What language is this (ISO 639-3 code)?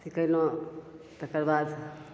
mai